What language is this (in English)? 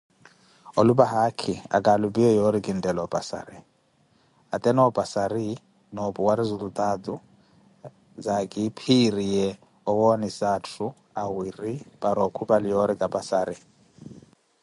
Koti